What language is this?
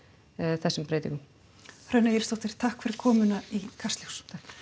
Icelandic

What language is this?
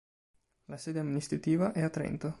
Italian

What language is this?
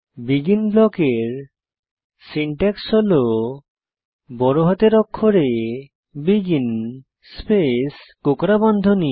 Bangla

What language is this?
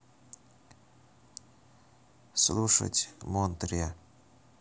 Russian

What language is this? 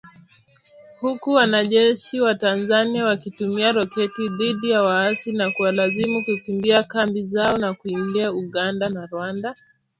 Swahili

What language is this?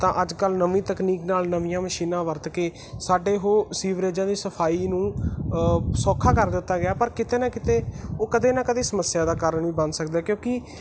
Punjabi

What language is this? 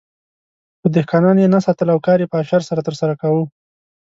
Pashto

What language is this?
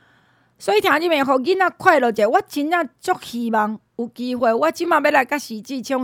Chinese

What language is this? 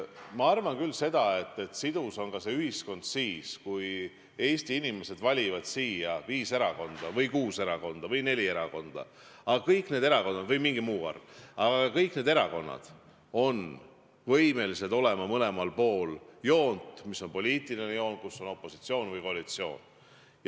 Estonian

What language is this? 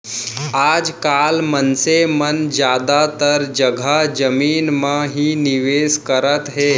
Chhattisgarhi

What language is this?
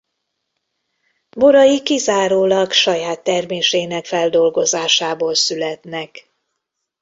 Hungarian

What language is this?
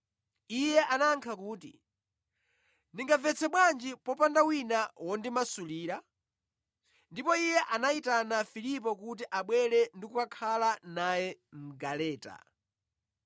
Nyanja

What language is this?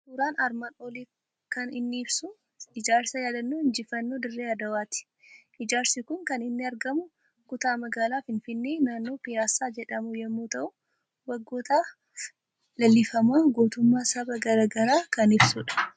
Oromo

